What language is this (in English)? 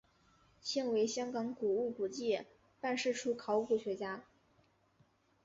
Chinese